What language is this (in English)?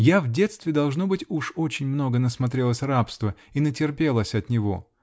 Russian